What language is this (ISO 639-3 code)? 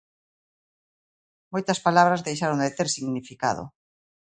glg